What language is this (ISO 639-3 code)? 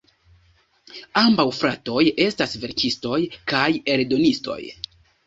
epo